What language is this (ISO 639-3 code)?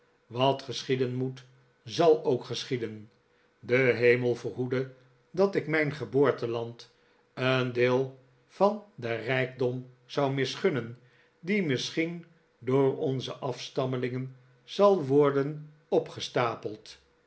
nld